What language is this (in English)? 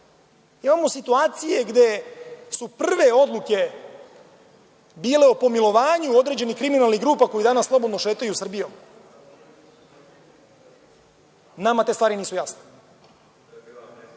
Serbian